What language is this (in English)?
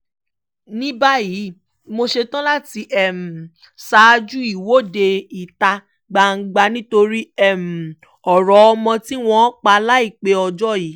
Yoruba